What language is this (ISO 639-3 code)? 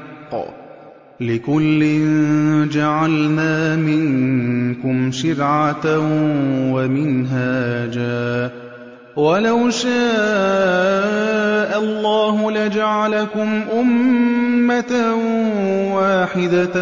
ara